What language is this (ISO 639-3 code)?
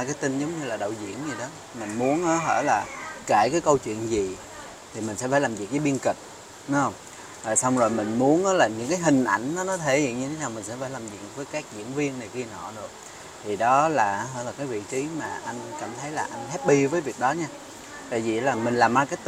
vie